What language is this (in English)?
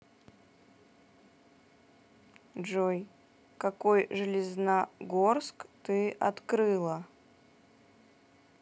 Russian